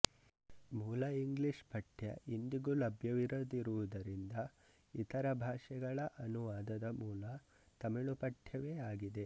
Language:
Kannada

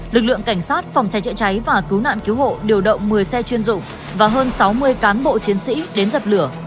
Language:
Vietnamese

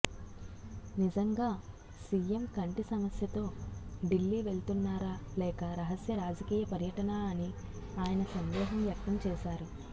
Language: Telugu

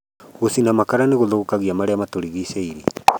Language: Kikuyu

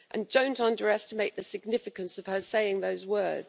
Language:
English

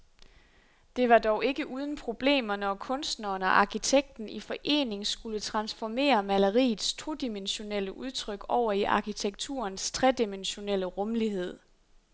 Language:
Danish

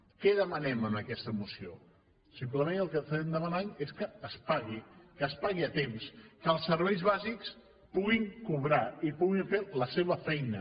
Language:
Catalan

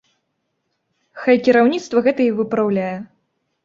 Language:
Belarusian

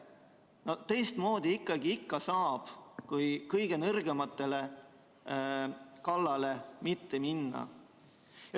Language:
Estonian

